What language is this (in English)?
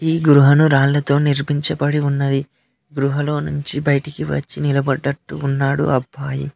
Telugu